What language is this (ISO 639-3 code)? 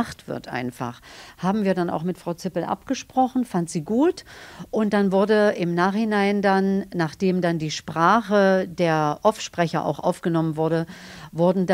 deu